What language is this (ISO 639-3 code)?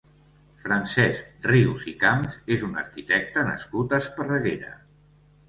cat